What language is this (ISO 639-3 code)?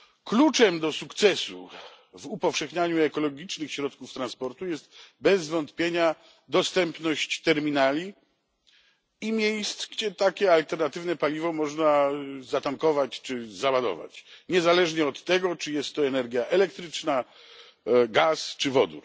pol